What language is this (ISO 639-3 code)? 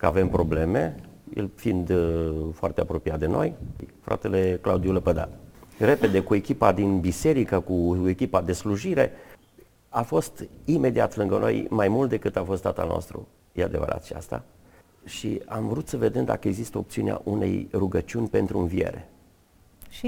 ron